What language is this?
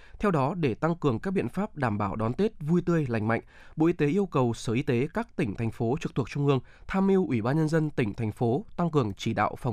Vietnamese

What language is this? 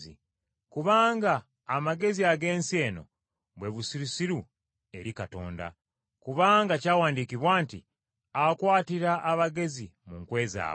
Ganda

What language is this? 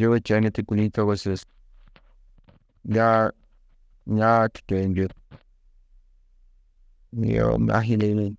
Tedaga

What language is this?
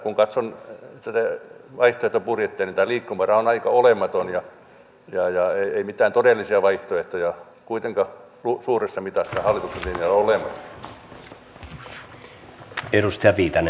Finnish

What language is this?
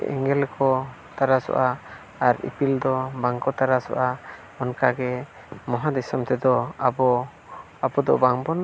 Santali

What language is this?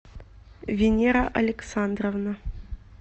Russian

